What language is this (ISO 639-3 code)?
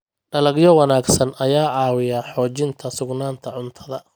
som